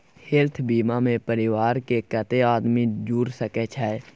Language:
Maithili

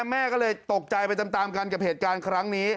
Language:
Thai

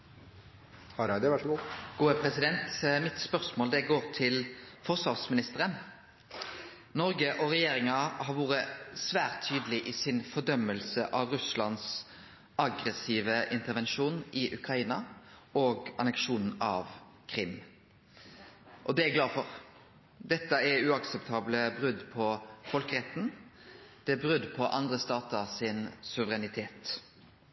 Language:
Norwegian Nynorsk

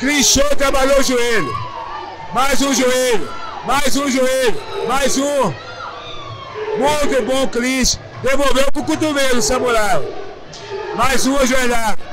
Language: Portuguese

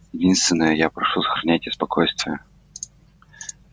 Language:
Russian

